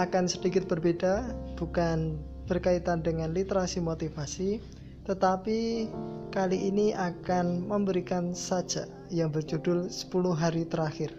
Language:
Indonesian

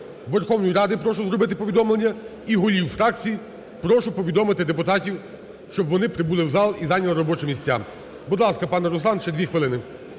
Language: Ukrainian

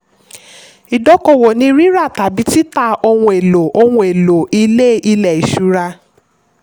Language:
Yoruba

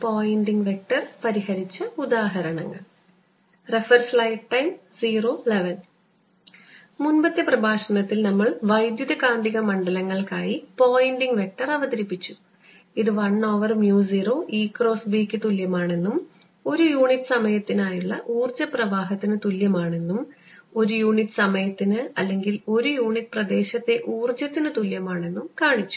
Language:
Malayalam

